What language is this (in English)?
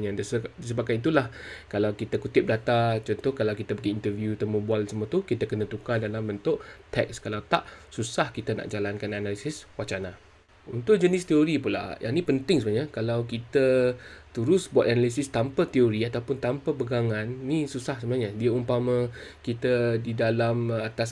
Malay